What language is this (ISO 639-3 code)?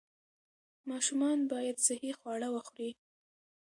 pus